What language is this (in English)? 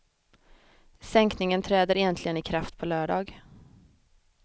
Swedish